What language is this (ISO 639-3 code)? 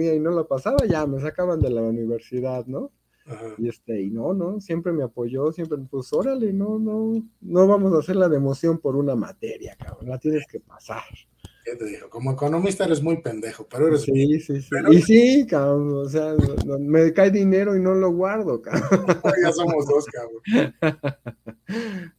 spa